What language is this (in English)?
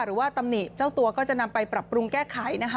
Thai